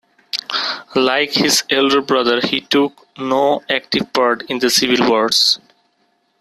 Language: English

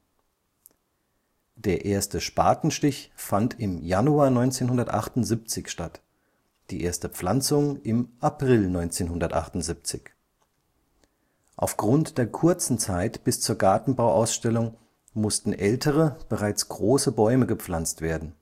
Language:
German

